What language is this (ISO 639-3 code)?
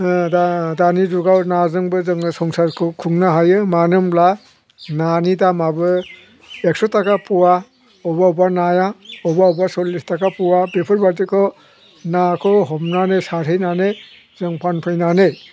brx